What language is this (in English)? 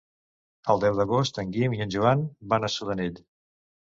Catalan